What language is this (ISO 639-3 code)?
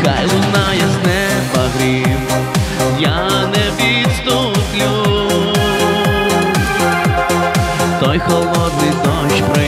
ron